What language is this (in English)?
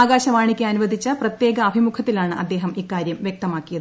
Malayalam